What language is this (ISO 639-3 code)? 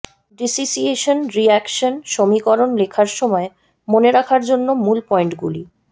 ben